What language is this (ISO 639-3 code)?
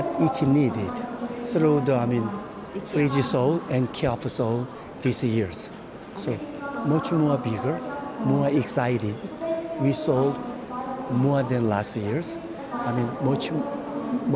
ind